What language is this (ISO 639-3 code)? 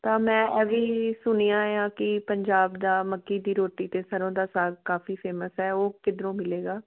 pan